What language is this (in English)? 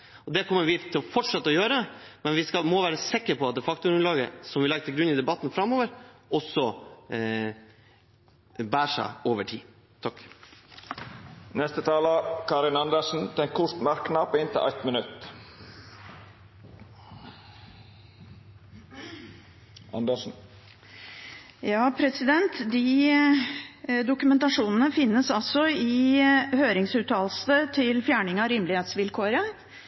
Norwegian